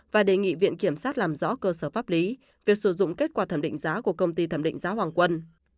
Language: Vietnamese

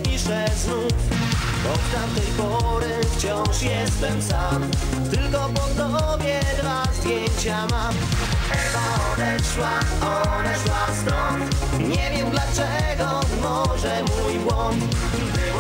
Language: Polish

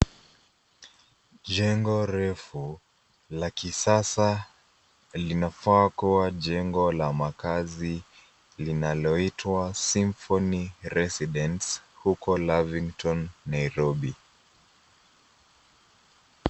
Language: Swahili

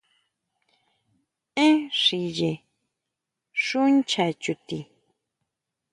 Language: Huautla Mazatec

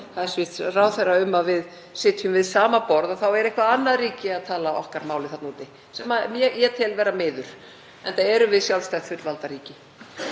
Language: Icelandic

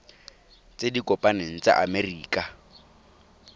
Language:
Tswana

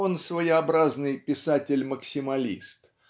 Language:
Russian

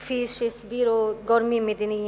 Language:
Hebrew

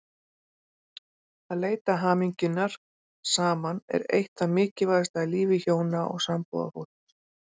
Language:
Icelandic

